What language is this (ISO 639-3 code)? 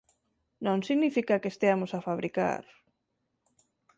glg